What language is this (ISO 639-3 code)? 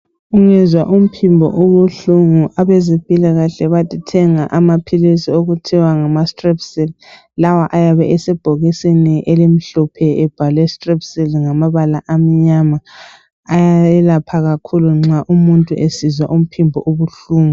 nde